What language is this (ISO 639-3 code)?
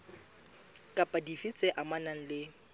sot